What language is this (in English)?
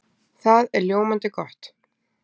Icelandic